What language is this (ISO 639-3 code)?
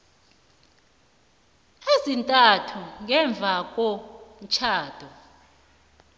nbl